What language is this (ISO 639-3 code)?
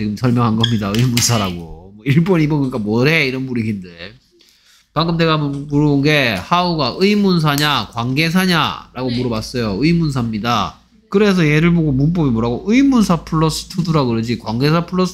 kor